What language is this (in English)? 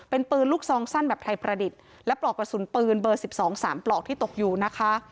Thai